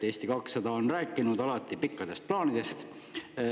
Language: Estonian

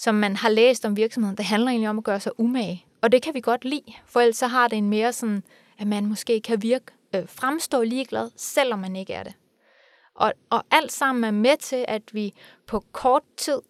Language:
Danish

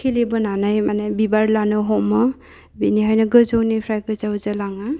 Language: Bodo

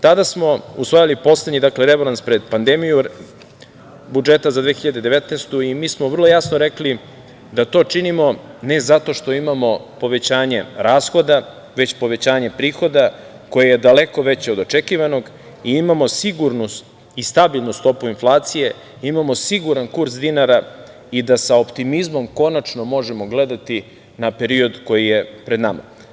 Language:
Serbian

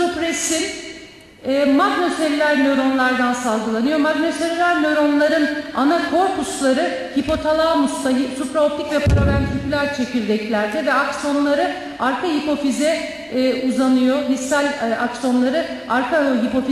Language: Turkish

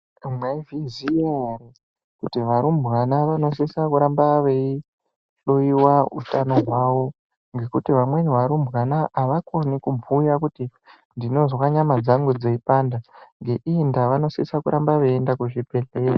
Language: Ndau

